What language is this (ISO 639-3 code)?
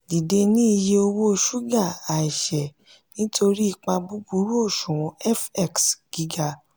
yor